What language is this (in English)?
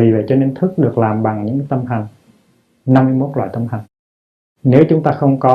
Vietnamese